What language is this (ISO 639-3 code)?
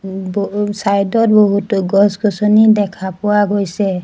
asm